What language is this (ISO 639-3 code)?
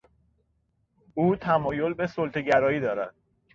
fas